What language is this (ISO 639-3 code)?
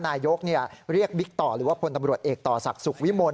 tha